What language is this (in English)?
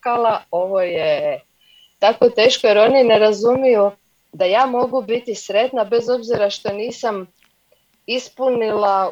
Croatian